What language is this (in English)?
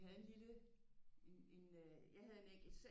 Danish